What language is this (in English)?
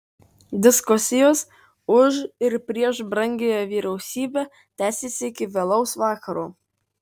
Lithuanian